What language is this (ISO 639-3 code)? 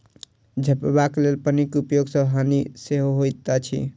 mai